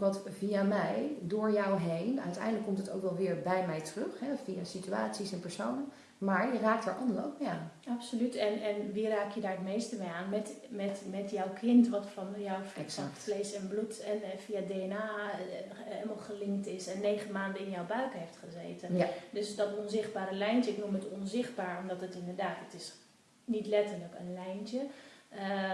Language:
Dutch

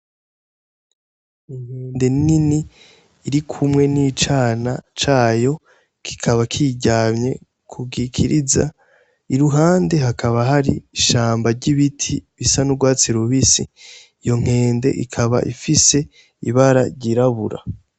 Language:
Rundi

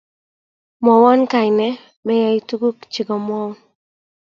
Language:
Kalenjin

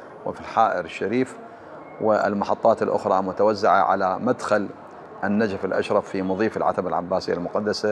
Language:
Arabic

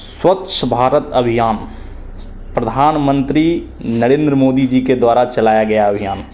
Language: Hindi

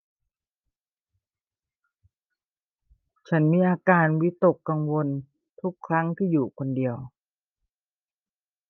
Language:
Thai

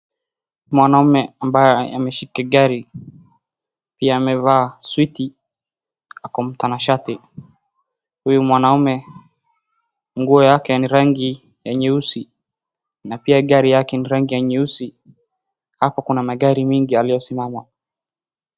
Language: Swahili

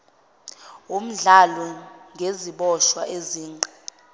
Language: Zulu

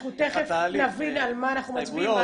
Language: Hebrew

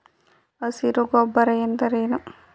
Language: Kannada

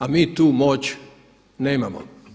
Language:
Croatian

